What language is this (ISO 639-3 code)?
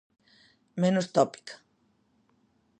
glg